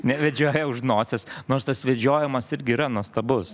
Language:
Lithuanian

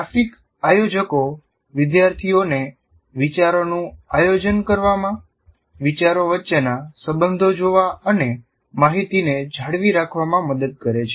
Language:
Gujarati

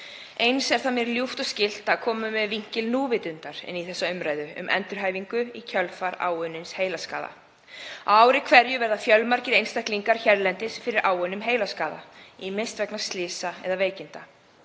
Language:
Icelandic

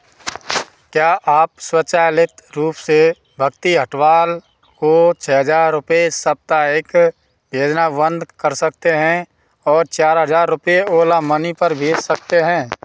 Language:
Hindi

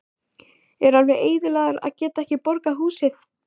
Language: Icelandic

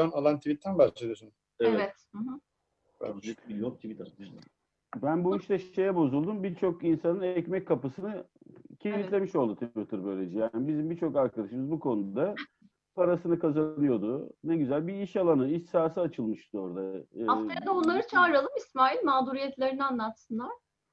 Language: Turkish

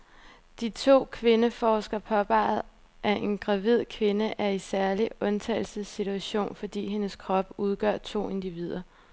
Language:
Danish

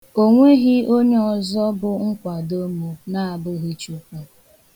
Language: Igbo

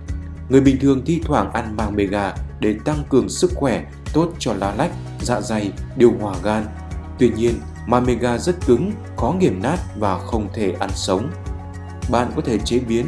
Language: Vietnamese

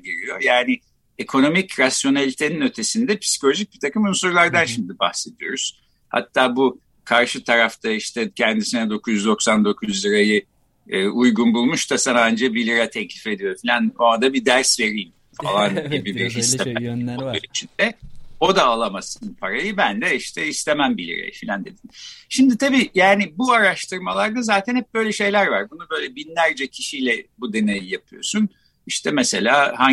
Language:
Turkish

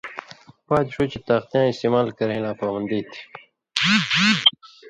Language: Indus Kohistani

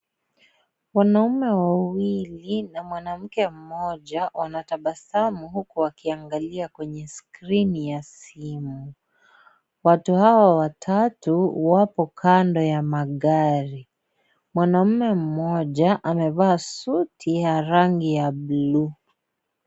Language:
Swahili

